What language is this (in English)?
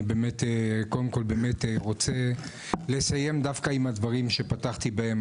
Hebrew